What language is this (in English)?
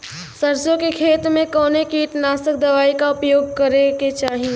Bhojpuri